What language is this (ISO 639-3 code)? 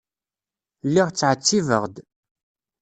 kab